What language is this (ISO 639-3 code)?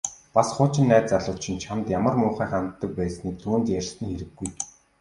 mon